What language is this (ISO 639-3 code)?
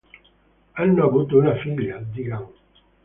ita